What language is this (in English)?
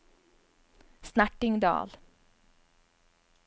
Norwegian